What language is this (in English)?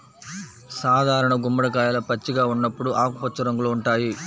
Telugu